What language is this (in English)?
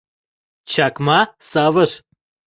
Mari